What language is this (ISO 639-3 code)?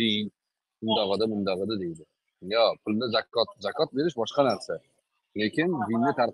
tur